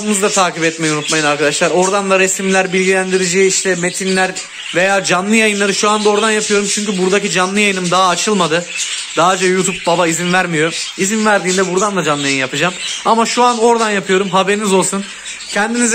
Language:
Turkish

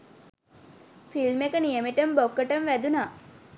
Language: Sinhala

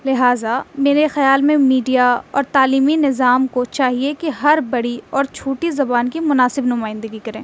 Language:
Urdu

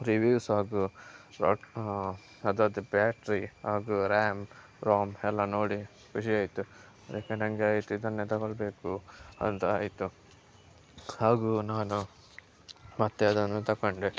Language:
Kannada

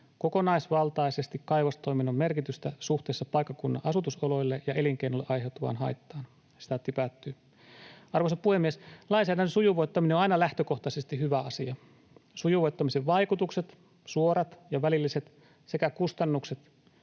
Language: Finnish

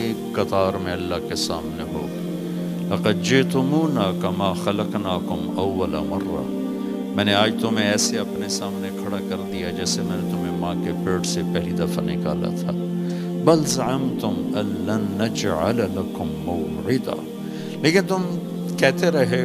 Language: Urdu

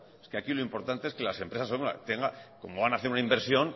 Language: Spanish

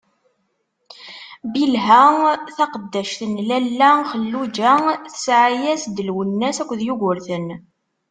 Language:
Kabyle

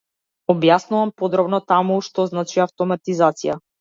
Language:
Macedonian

